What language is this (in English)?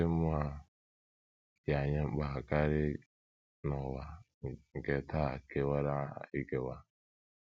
Igbo